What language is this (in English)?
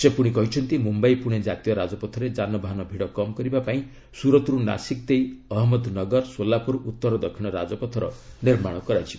Odia